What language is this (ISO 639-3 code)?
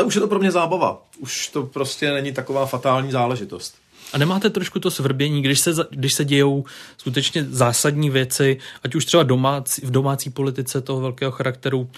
ces